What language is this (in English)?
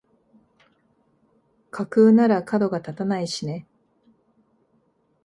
Japanese